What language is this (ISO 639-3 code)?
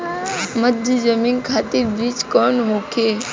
bho